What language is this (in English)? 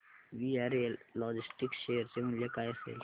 Marathi